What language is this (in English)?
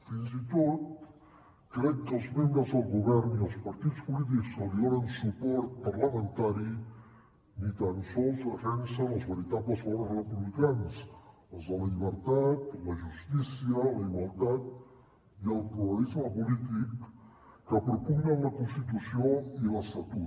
Catalan